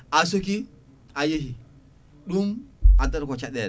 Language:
Fula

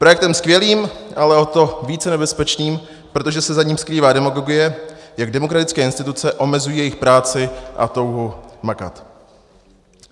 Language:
Czech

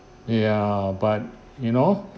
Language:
English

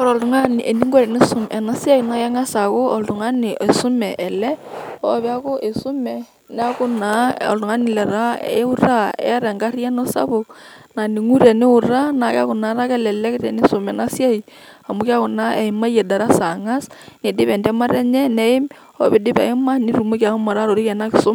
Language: Masai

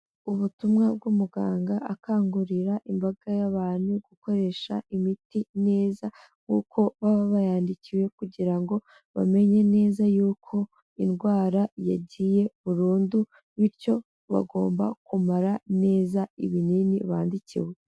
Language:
Kinyarwanda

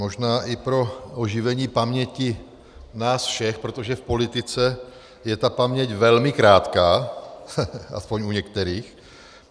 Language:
Czech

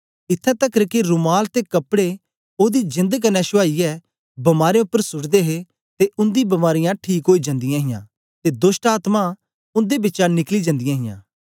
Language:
Dogri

